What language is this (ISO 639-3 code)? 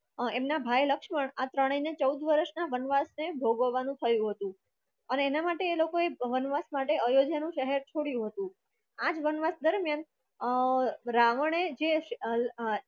guj